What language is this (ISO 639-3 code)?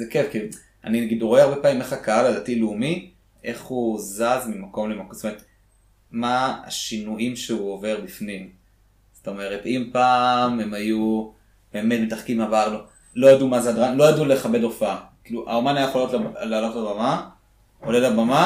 heb